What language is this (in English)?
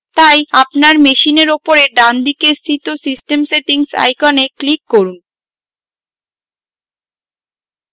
Bangla